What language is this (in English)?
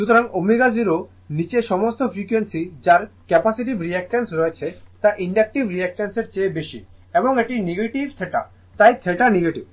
Bangla